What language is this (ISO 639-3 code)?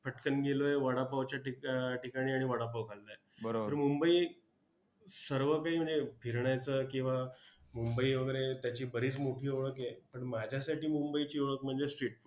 mar